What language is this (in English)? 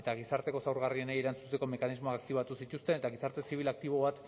Basque